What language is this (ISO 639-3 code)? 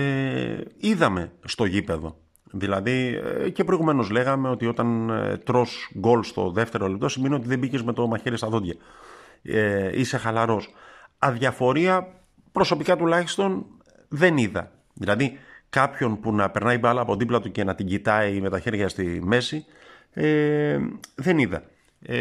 ell